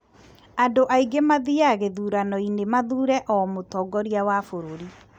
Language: Kikuyu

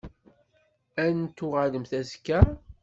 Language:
Kabyle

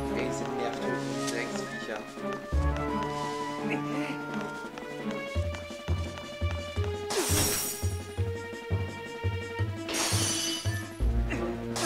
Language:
German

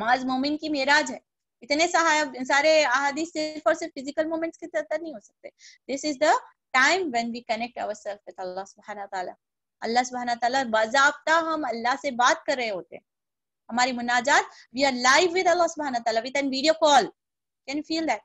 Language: Hindi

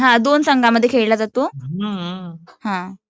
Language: Marathi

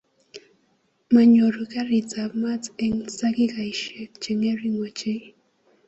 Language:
Kalenjin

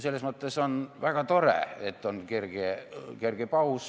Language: Estonian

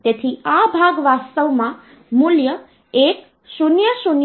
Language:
Gujarati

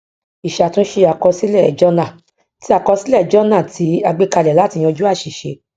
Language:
Yoruba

